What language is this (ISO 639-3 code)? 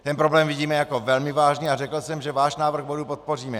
ces